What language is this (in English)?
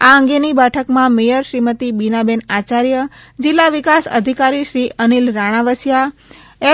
Gujarati